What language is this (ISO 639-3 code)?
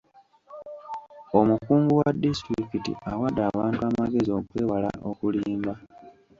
lug